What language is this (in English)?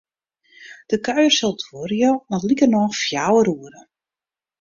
Western Frisian